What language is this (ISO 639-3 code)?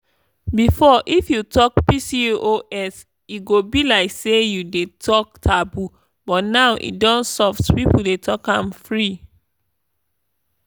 pcm